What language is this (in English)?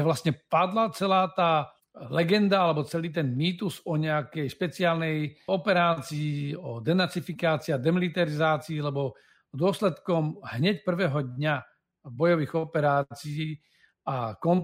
Slovak